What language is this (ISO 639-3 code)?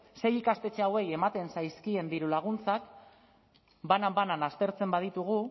eus